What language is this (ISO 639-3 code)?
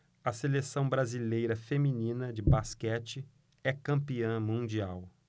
por